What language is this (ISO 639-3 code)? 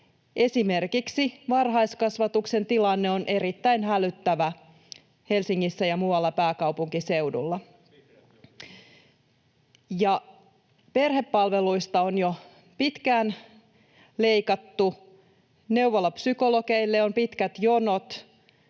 fin